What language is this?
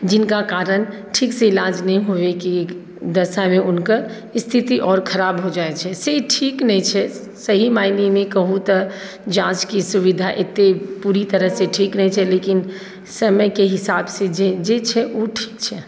Maithili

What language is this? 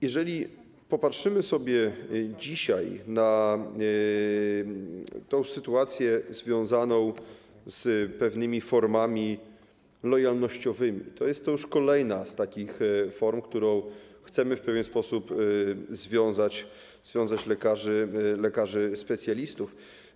Polish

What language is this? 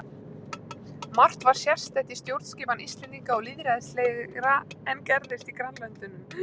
Icelandic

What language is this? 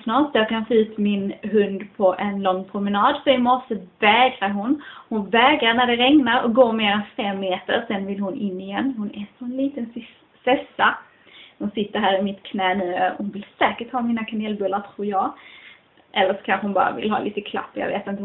Swedish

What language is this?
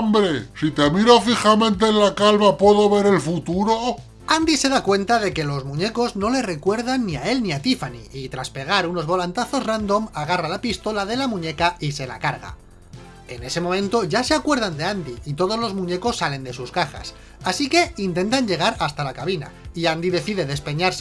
Spanish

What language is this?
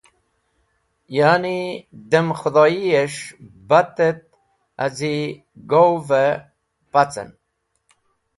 Wakhi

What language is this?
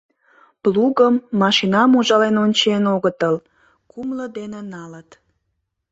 Mari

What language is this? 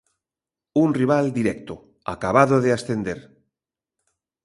Galician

